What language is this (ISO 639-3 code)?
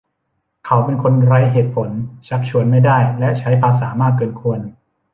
tha